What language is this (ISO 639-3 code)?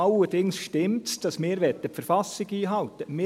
gsw